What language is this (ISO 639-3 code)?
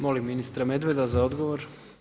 hrv